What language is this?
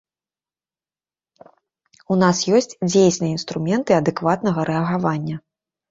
Belarusian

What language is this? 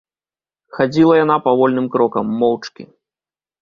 Belarusian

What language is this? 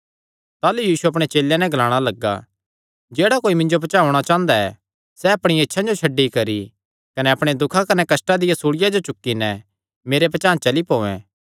Kangri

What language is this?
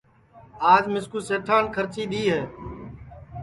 Sansi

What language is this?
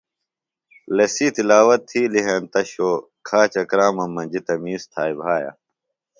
Phalura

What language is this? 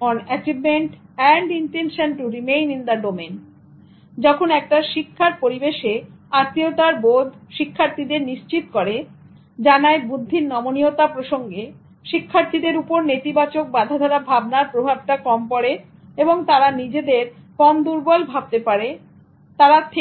Bangla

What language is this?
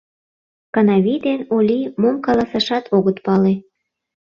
Mari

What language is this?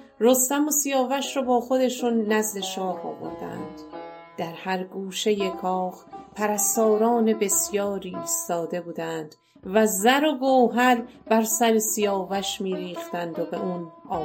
Persian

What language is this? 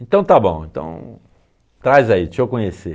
Portuguese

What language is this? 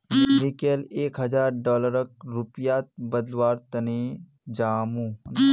Magahi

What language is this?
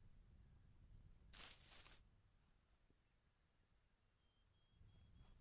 Korean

